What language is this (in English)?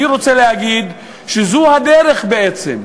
Hebrew